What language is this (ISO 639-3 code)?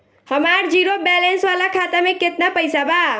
bho